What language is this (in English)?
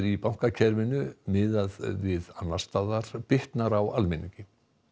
Icelandic